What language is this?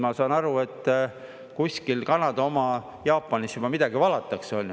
Estonian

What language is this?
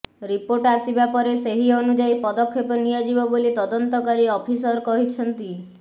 Odia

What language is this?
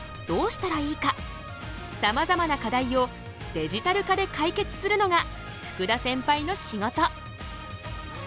Japanese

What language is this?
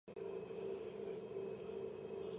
Georgian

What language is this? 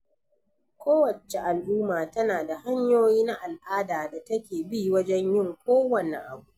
Hausa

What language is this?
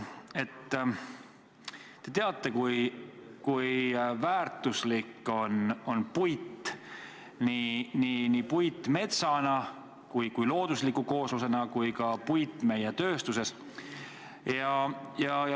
Estonian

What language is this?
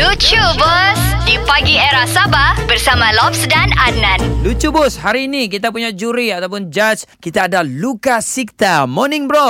Malay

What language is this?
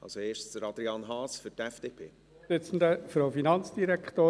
Swiss German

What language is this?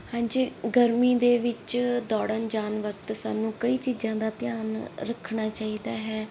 Punjabi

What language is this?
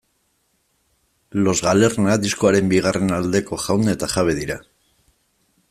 Basque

